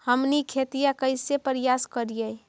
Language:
Magahi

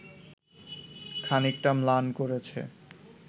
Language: Bangla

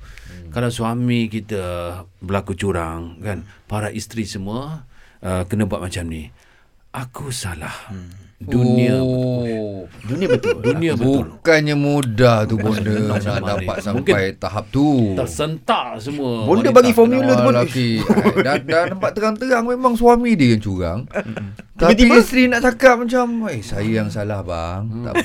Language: Malay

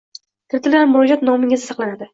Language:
Uzbek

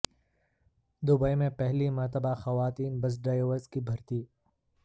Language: Urdu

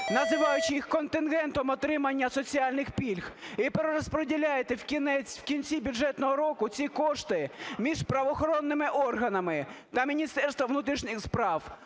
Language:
Ukrainian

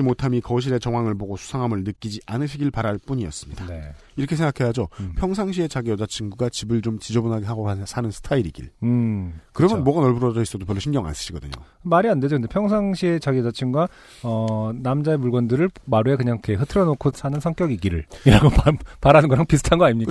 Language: Korean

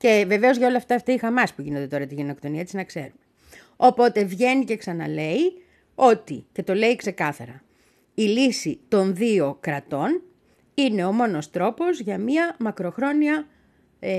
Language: Greek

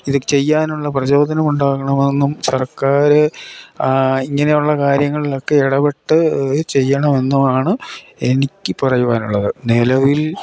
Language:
Malayalam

